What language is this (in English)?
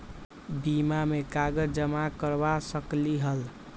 Magahi